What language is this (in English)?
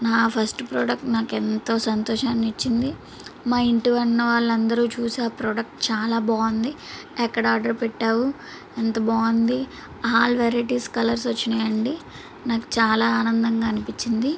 Telugu